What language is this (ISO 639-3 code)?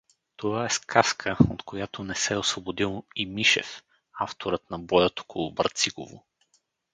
bul